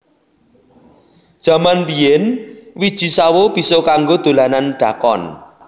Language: Javanese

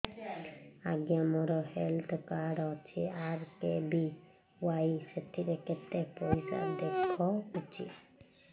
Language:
Odia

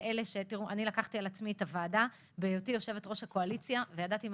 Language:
Hebrew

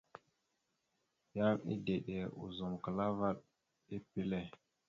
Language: Mada (Cameroon)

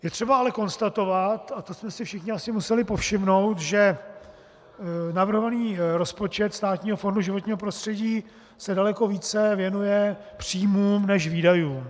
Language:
Czech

